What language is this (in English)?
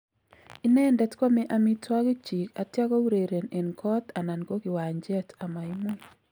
Kalenjin